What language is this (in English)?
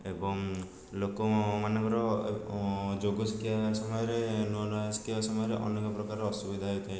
Odia